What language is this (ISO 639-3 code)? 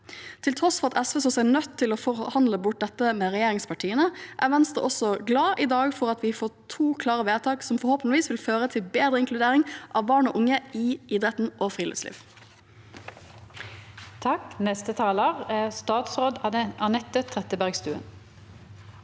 nor